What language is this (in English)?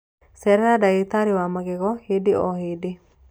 Kikuyu